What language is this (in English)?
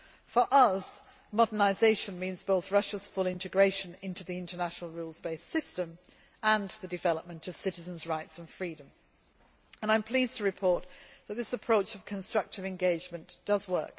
English